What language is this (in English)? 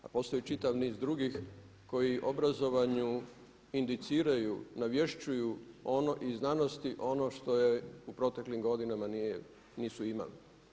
Croatian